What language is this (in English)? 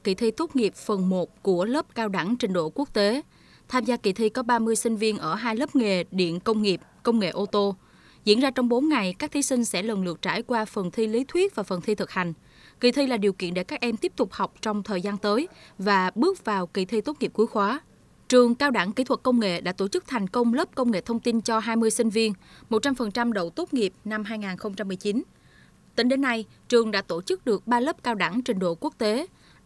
Vietnamese